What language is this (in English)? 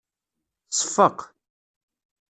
Kabyle